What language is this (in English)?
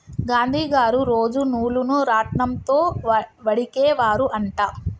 Telugu